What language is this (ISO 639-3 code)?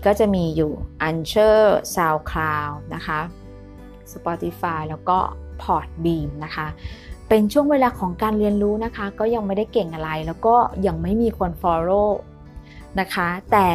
tha